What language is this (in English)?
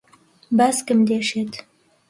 Central Kurdish